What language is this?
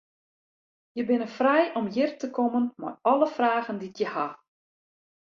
Western Frisian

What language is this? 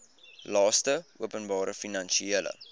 Afrikaans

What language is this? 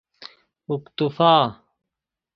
Persian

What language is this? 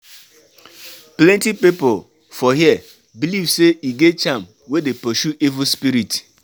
Nigerian Pidgin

